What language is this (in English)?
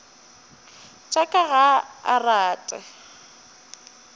Northern Sotho